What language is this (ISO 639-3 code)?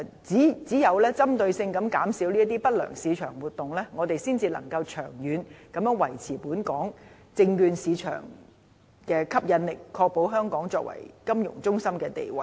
yue